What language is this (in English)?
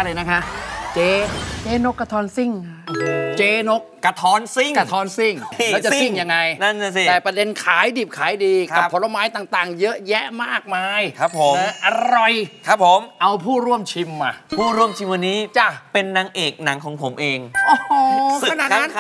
Thai